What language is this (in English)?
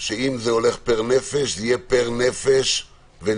Hebrew